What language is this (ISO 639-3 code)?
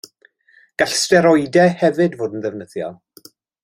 cym